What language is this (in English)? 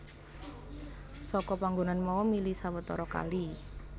Javanese